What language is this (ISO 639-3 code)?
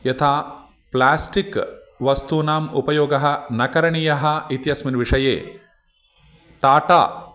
san